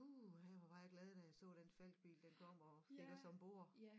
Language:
Danish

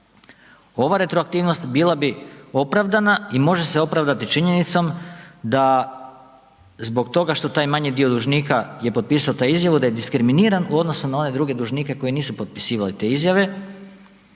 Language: Croatian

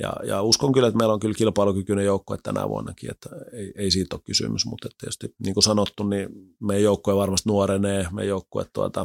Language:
Finnish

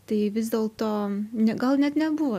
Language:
Lithuanian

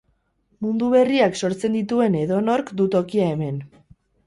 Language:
Basque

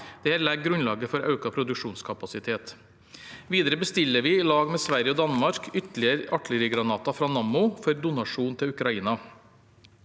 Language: Norwegian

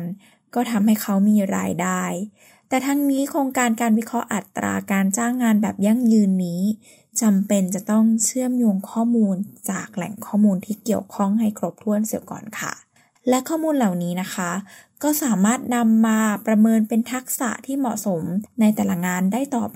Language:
Thai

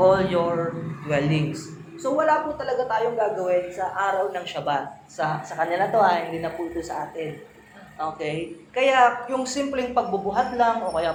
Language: Filipino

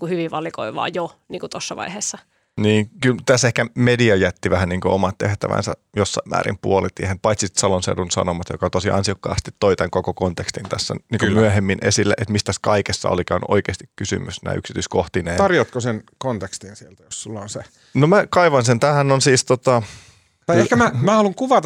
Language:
Finnish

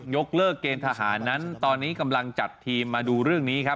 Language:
Thai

